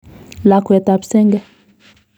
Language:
Kalenjin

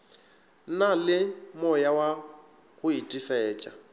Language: Northern Sotho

